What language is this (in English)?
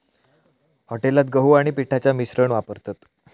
Marathi